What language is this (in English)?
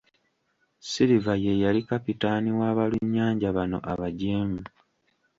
Ganda